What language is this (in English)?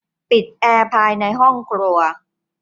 Thai